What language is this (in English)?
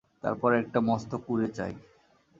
Bangla